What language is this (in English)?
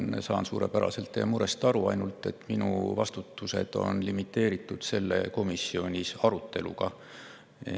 Estonian